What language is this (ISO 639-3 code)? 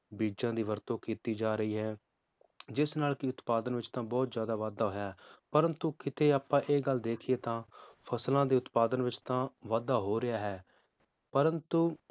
pan